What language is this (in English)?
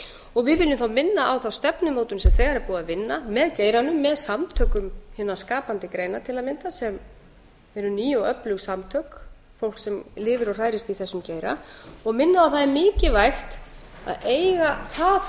Icelandic